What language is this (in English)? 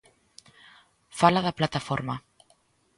Galician